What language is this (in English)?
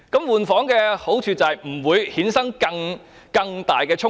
Cantonese